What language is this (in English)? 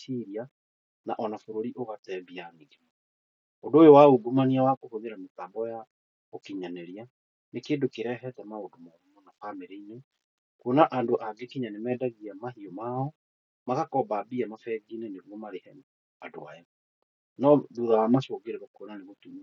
Kikuyu